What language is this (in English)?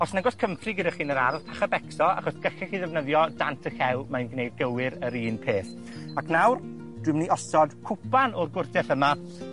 Welsh